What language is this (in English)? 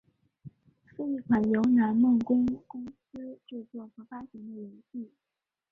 Chinese